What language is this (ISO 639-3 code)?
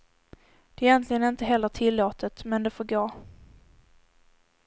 swe